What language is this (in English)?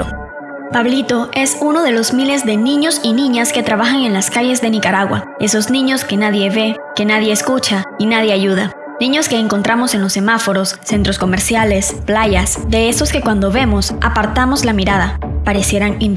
Spanish